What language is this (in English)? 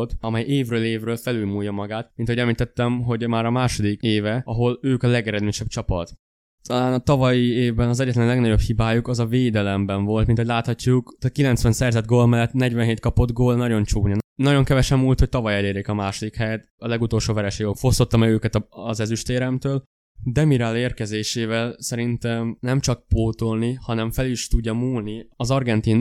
Hungarian